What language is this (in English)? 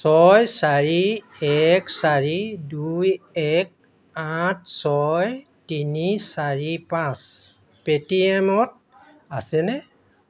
Assamese